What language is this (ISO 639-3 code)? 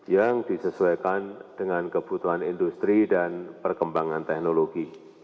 ind